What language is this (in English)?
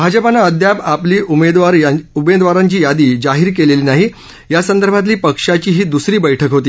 Marathi